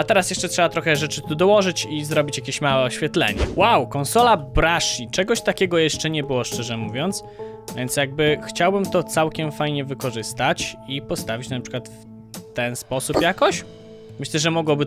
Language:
Polish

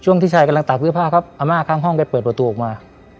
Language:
Thai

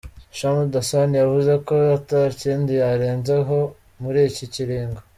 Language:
Kinyarwanda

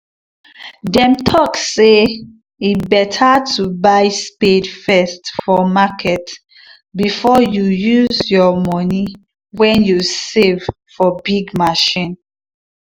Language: Nigerian Pidgin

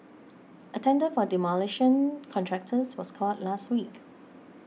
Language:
English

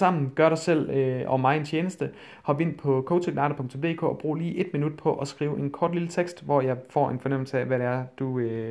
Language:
Danish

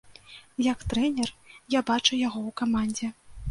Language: Belarusian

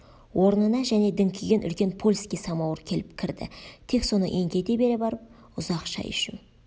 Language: Kazakh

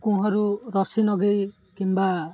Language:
Odia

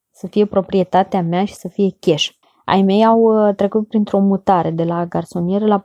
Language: Romanian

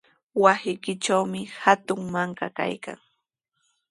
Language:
Sihuas Ancash Quechua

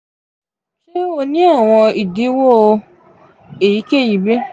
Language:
Yoruba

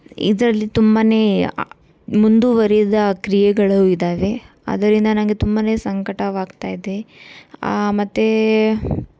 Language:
Kannada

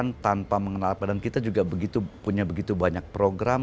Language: Indonesian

